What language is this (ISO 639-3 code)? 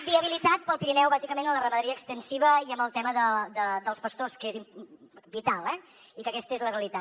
cat